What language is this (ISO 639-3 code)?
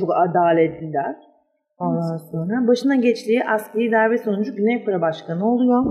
tur